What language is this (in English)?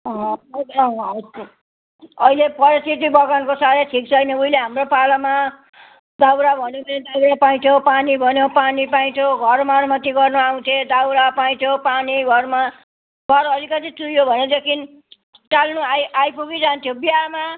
Nepali